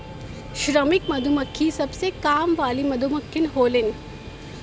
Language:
Bhojpuri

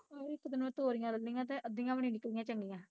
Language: Punjabi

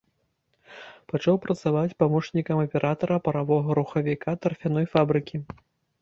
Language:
Belarusian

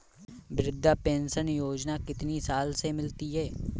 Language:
Hindi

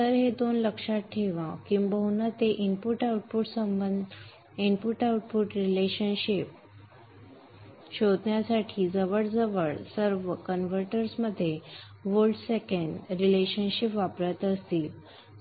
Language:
Marathi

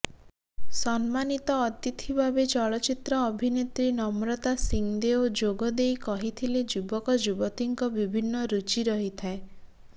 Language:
Odia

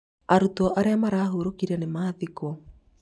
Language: Kikuyu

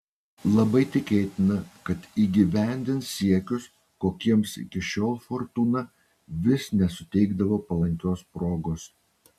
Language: Lithuanian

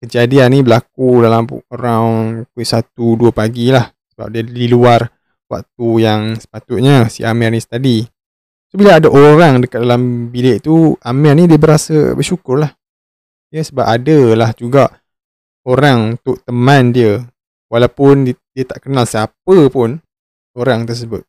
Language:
Malay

